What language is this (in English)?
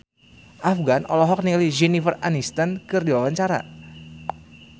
Sundanese